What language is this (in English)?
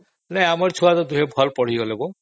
Odia